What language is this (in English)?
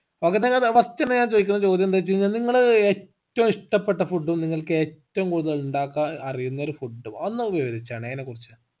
Malayalam